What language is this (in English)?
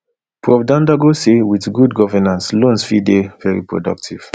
Nigerian Pidgin